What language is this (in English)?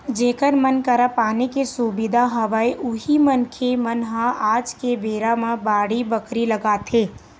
Chhattisgarhi